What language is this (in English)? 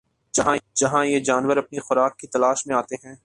Urdu